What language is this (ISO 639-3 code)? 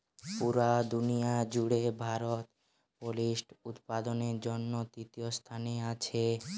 ben